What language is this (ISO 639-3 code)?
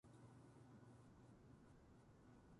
jpn